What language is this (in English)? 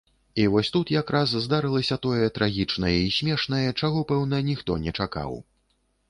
Belarusian